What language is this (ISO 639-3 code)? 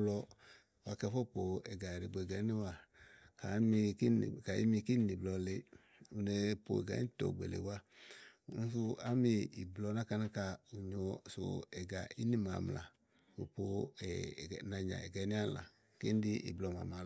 ahl